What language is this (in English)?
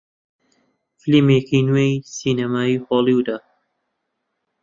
Central Kurdish